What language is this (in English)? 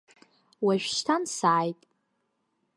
Abkhazian